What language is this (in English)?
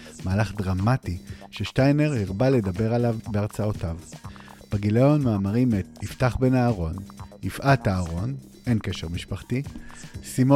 Hebrew